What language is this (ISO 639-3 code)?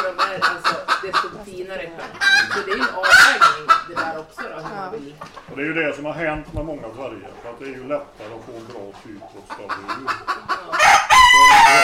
swe